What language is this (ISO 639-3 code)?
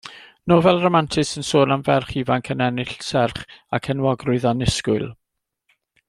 cym